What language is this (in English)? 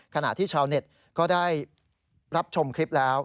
Thai